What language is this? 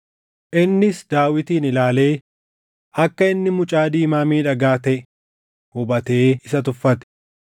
Oromo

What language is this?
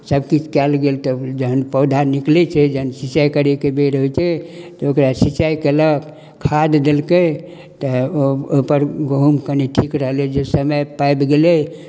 Maithili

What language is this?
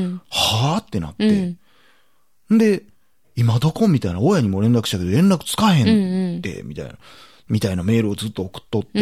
Japanese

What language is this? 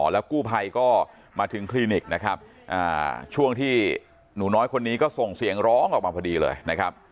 Thai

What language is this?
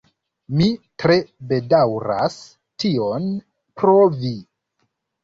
Esperanto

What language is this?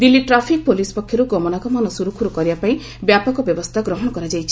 Odia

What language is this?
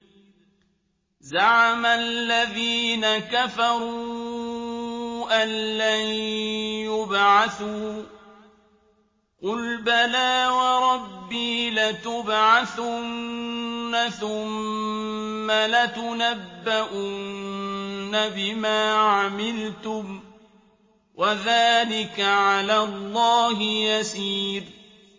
Arabic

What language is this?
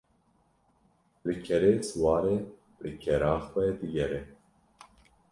Kurdish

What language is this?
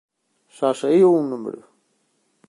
Galician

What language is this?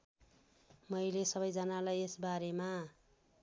Nepali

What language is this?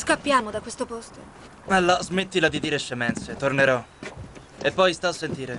Italian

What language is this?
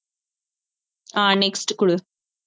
Tamil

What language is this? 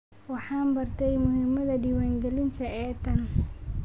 Somali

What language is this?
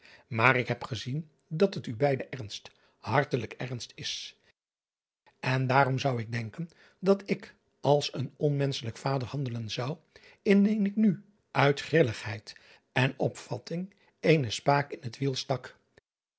Dutch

